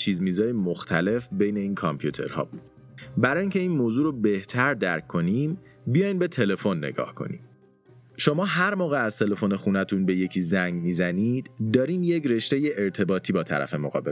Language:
Persian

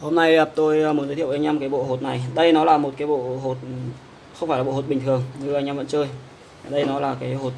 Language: Vietnamese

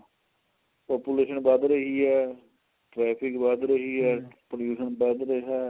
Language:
Punjabi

